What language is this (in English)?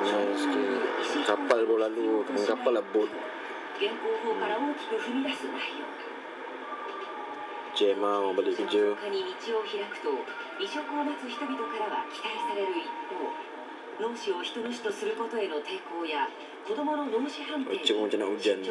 Malay